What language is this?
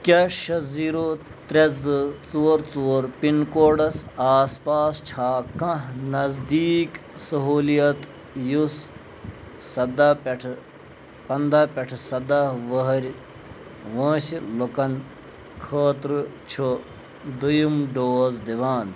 Kashmiri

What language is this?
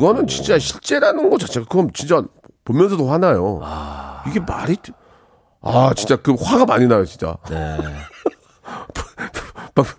Korean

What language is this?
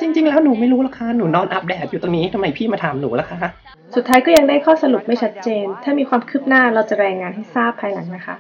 Thai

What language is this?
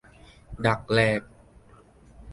Thai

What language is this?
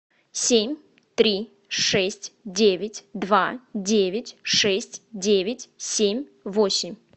Russian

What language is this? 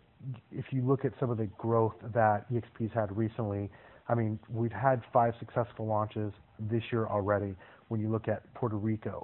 English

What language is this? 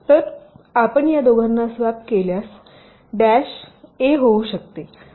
Marathi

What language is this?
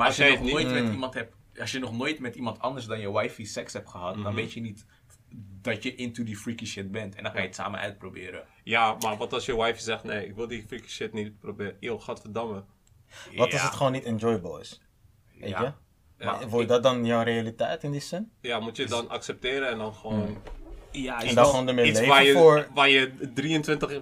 Dutch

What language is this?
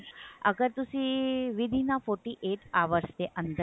Punjabi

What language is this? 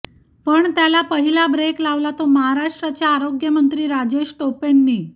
Marathi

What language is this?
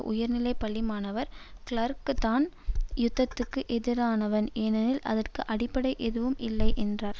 Tamil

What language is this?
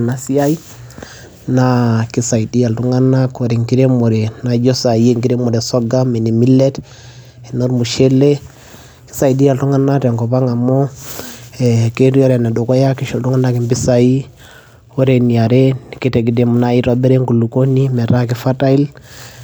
Masai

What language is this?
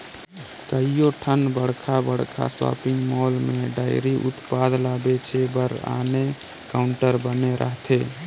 Chhattisgarhi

